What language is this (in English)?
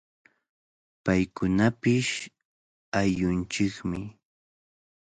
Cajatambo North Lima Quechua